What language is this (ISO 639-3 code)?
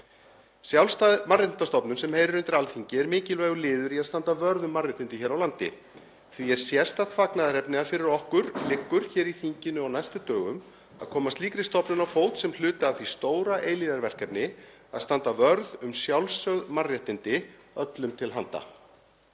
isl